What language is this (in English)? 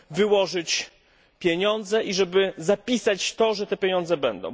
Polish